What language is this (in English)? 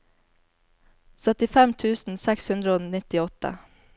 Norwegian